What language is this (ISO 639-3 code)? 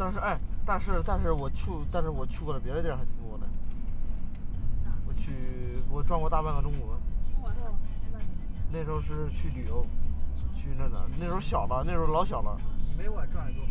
zho